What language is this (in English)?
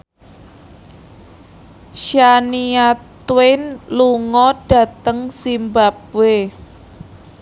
Javanese